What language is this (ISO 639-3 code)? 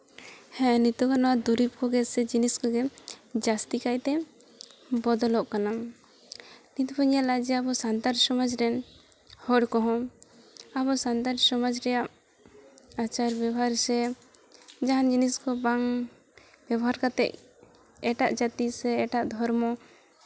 sat